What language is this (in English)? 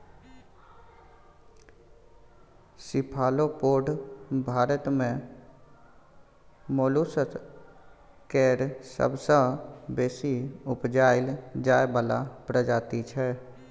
Maithili